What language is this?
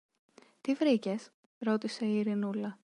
Greek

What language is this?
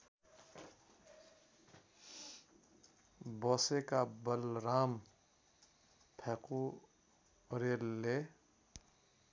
Nepali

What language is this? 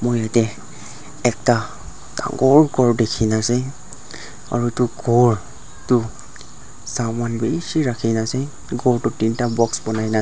Naga Pidgin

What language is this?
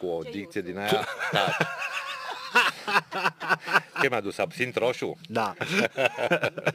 Romanian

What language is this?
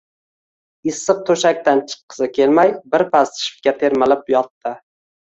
Uzbek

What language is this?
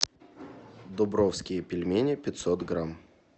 Russian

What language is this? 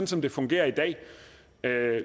Danish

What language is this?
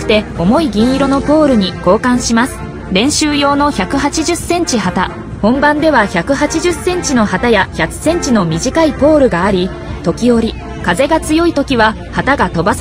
Japanese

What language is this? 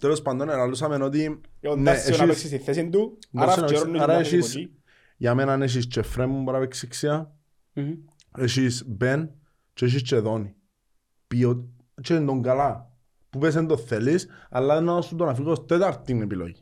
Greek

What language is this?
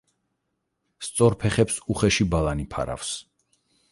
Georgian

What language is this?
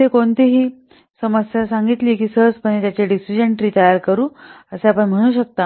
Marathi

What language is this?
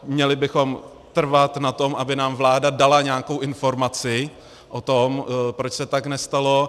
Czech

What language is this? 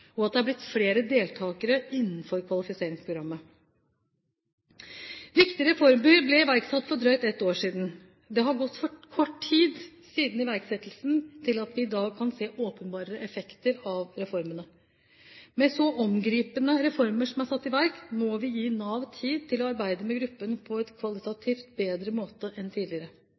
Norwegian Bokmål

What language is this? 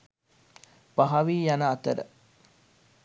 Sinhala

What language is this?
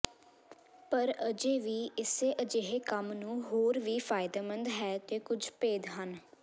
Punjabi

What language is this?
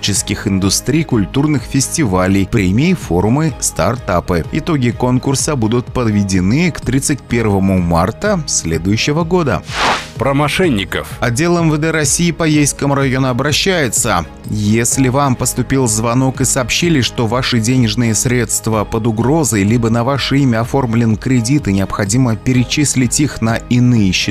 Russian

